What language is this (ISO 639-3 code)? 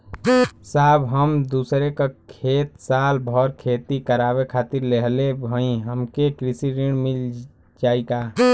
bho